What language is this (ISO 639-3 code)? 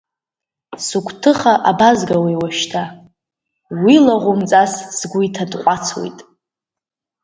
abk